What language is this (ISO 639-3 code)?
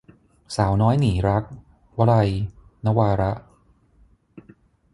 tha